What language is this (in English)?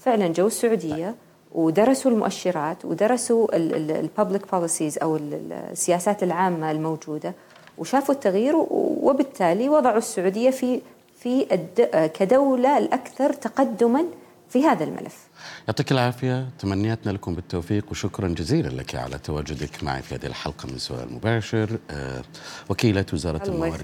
Arabic